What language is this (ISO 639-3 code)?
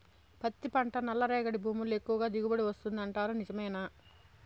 tel